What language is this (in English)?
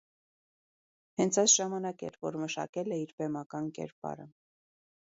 Armenian